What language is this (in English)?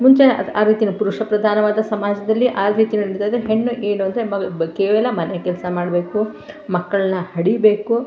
Kannada